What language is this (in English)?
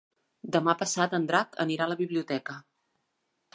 Catalan